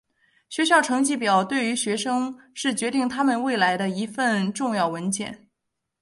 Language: Chinese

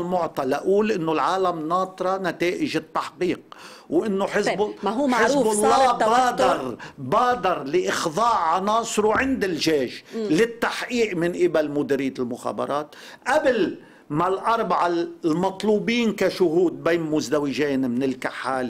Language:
Arabic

